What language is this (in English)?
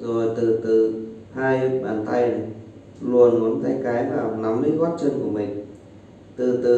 Vietnamese